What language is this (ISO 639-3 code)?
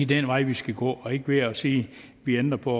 dan